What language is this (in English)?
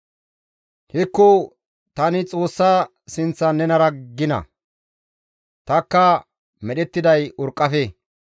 Gamo